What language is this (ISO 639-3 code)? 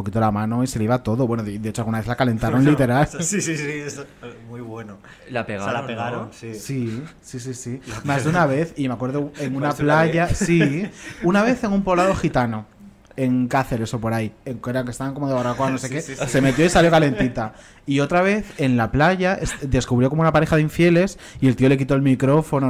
spa